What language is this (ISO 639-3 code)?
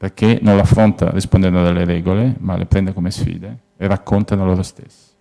ita